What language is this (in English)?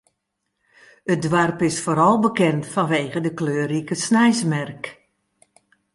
Western Frisian